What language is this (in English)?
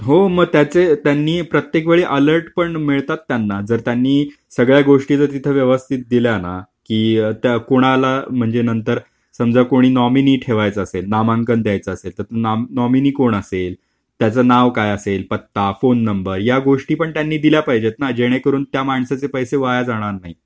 Marathi